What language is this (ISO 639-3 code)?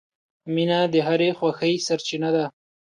pus